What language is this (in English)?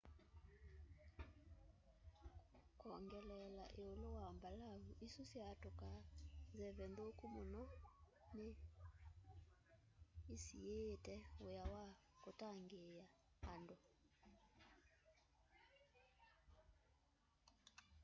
Kamba